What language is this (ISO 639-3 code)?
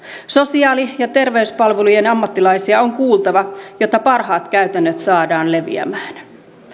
fin